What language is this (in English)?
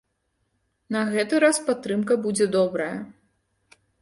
Belarusian